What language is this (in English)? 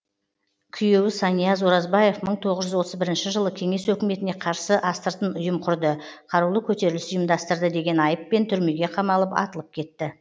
Kazakh